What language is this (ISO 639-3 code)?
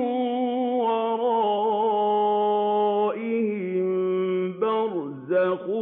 ara